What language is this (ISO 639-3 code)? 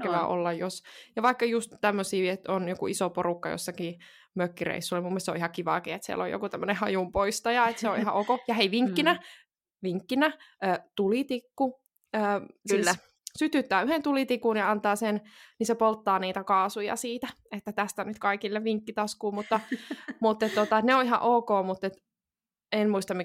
fin